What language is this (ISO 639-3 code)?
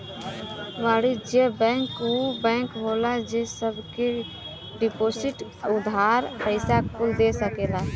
bho